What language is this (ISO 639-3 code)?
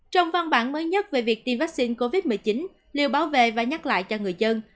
vie